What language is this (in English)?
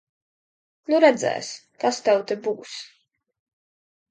Latvian